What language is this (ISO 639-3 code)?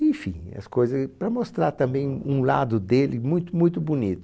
por